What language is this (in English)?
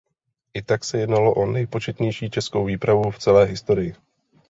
Czech